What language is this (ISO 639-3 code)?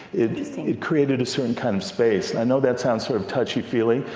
eng